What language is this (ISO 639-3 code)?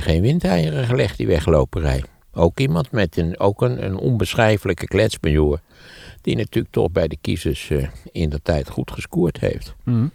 nld